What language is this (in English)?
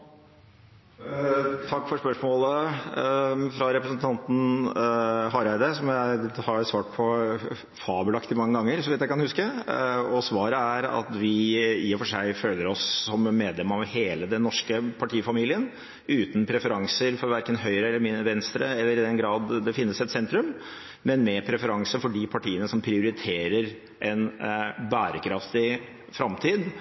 Norwegian Bokmål